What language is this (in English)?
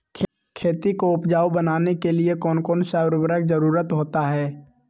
Magahi